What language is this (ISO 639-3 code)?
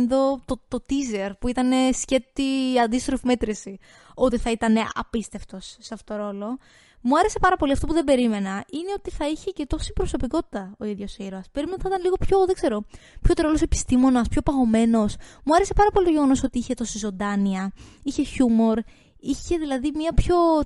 ell